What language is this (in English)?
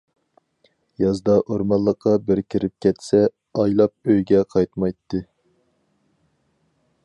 Uyghur